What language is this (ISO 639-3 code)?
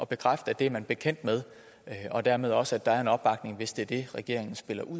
dan